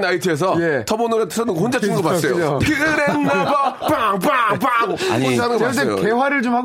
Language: Korean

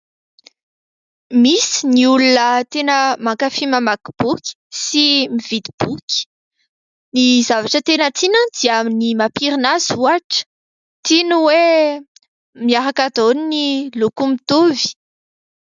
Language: Malagasy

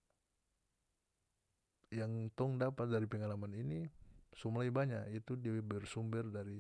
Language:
North Moluccan Malay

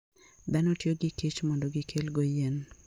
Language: Luo (Kenya and Tanzania)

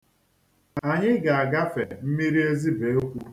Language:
Igbo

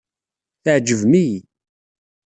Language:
Kabyle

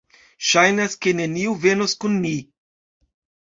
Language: Esperanto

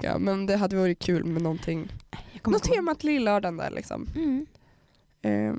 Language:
Swedish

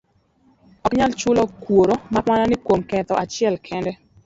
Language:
Luo (Kenya and Tanzania)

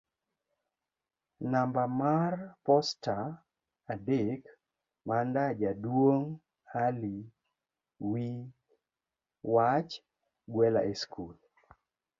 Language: Luo (Kenya and Tanzania)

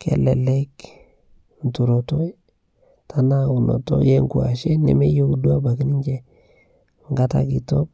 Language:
Masai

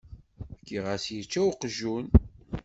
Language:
Kabyle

